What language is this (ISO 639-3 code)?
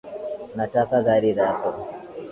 swa